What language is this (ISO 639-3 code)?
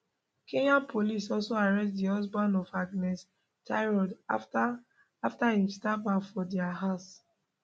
pcm